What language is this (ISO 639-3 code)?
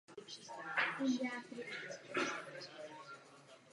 ces